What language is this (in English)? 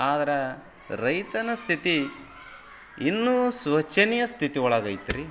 Kannada